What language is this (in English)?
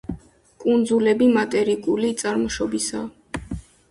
Georgian